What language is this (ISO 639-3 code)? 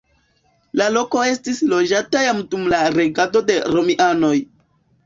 epo